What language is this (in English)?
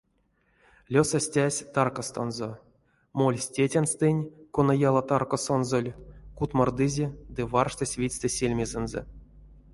Erzya